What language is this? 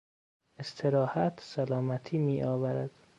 Persian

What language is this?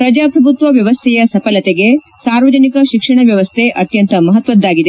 Kannada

